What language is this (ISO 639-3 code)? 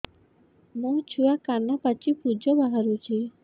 ori